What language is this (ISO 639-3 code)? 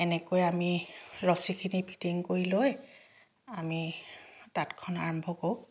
asm